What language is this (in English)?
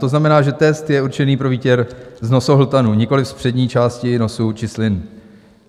Czech